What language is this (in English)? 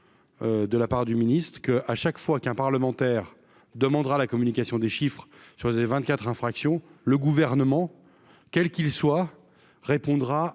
French